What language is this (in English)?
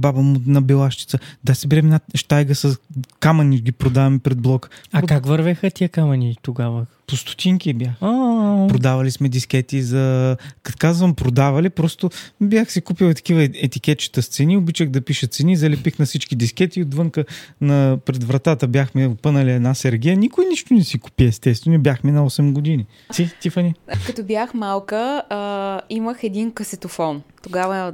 Bulgarian